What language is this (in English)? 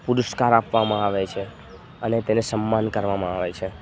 Gujarati